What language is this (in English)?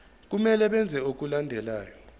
Zulu